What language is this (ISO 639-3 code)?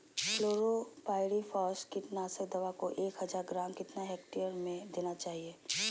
mag